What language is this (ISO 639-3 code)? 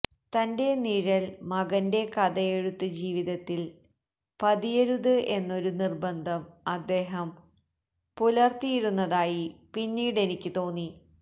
mal